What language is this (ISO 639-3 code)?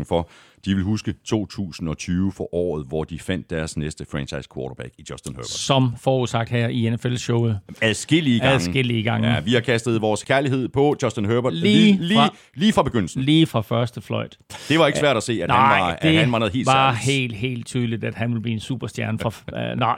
dan